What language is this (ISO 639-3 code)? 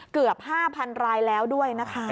tha